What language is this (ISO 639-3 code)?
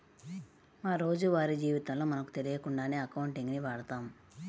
tel